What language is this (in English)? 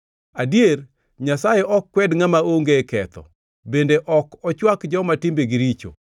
Luo (Kenya and Tanzania)